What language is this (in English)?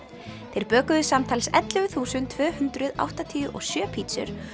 Icelandic